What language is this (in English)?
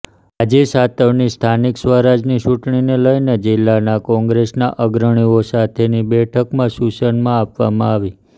Gujarati